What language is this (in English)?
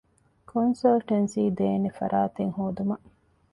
Divehi